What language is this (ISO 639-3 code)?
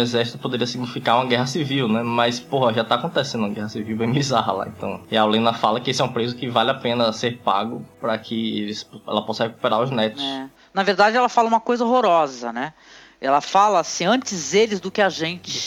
por